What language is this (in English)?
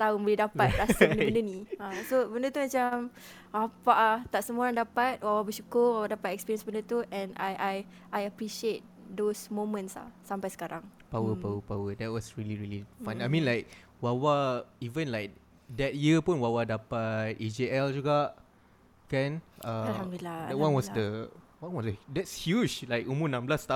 Malay